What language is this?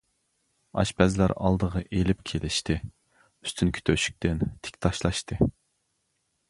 Uyghur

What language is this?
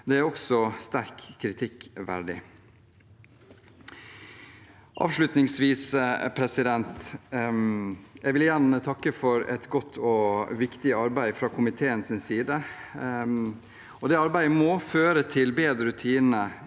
Norwegian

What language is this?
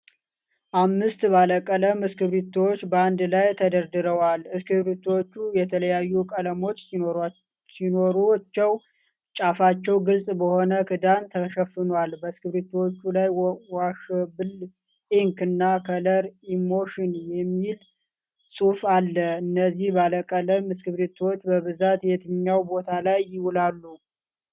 Amharic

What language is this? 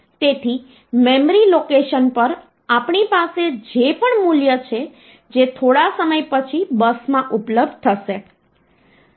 Gujarati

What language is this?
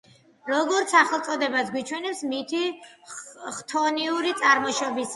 Georgian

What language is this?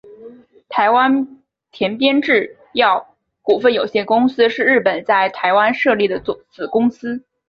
Chinese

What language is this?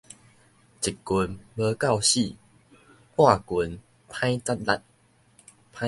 Min Nan Chinese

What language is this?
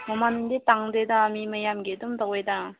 Manipuri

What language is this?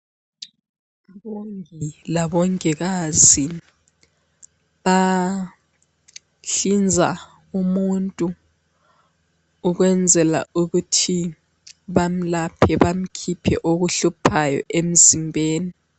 North Ndebele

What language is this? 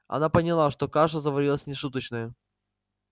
Russian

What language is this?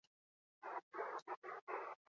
Basque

